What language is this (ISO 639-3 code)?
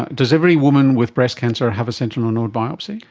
eng